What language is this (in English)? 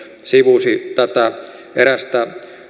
Finnish